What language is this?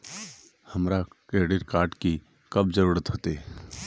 Magahi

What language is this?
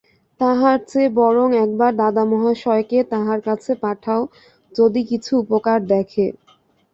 Bangla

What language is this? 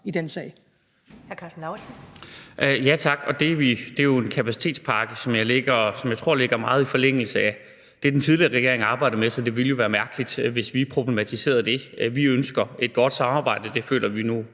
Danish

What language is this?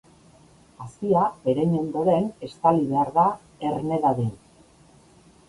Basque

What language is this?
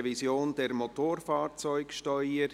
Swiss German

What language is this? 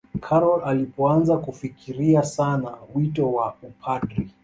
Swahili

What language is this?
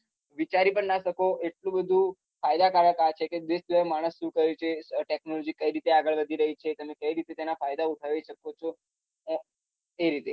Gujarati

